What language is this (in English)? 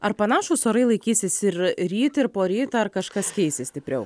Lithuanian